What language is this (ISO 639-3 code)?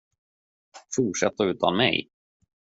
swe